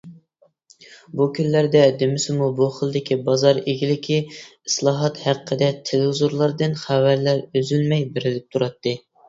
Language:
Uyghur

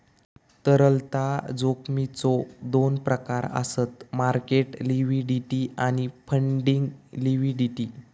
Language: Marathi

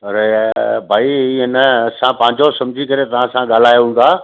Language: Sindhi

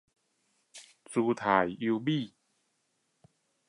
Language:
Chinese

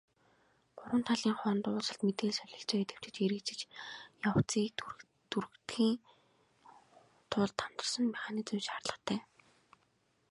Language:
Mongolian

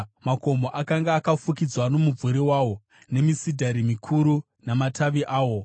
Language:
Shona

